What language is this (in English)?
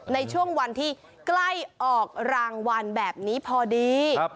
Thai